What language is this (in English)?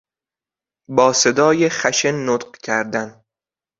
Persian